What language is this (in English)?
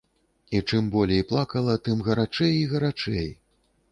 Belarusian